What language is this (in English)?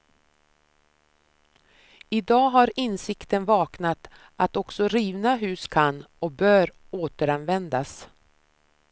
Swedish